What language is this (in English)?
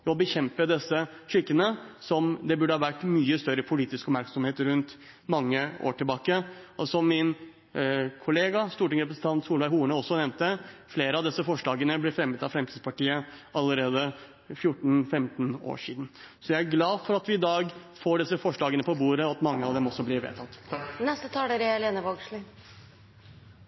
Norwegian